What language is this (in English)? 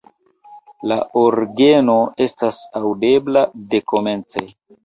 Esperanto